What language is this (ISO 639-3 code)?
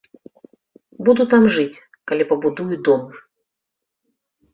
bel